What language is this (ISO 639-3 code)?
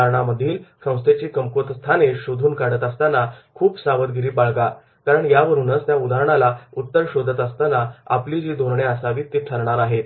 mar